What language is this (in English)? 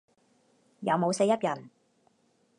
Cantonese